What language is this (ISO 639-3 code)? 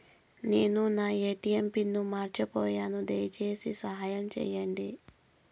tel